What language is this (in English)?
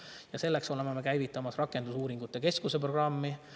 Estonian